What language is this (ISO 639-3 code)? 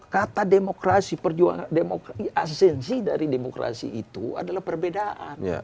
ind